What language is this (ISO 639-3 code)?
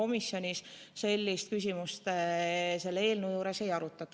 est